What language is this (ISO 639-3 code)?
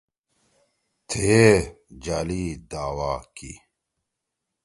trw